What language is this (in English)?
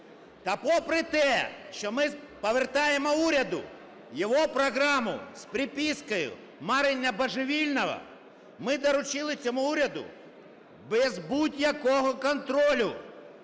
Ukrainian